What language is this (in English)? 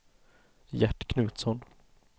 Swedish